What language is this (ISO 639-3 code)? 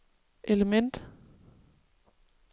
dan